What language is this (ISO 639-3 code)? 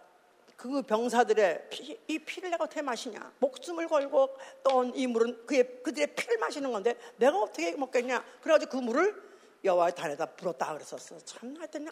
kor